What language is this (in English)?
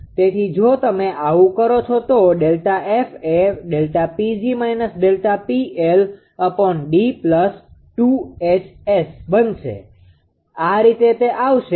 Gujarati